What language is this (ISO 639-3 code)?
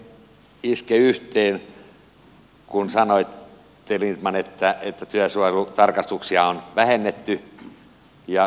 fin